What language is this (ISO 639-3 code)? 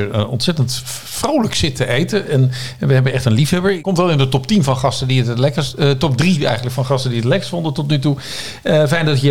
nld